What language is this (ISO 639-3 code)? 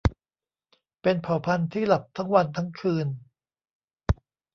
tha